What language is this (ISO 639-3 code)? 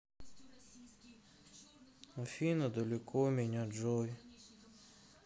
rus